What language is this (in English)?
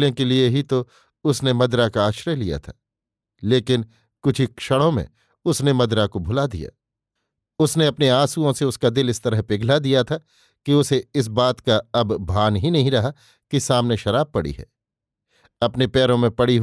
Hindi